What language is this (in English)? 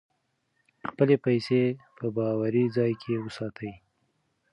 Pashto